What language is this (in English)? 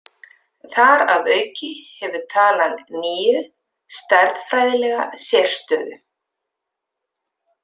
Icelandic